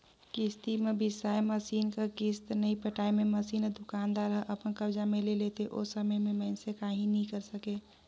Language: Chhattisgarhi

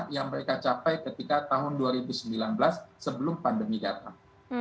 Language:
Indonesian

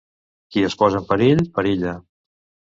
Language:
Catalan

